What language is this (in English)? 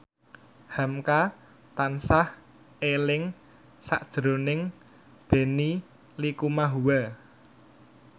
Javanese